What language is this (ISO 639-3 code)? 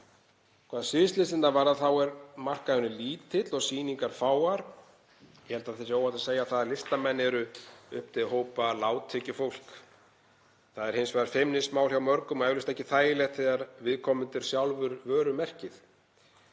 isl